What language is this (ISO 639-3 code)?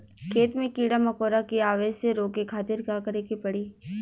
bho